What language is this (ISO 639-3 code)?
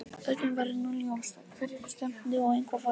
isl